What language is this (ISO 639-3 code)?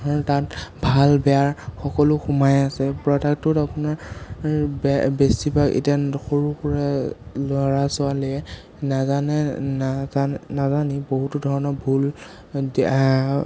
asm